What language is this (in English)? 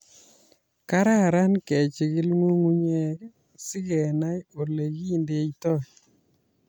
Kalenjin